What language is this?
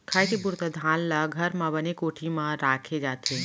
Chhattisgarhi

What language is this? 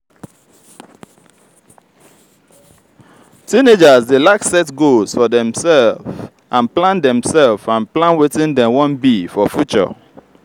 Nigerian Pidgin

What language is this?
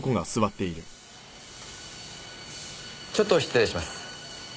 Japanese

